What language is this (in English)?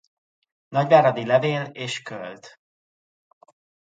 Hungarian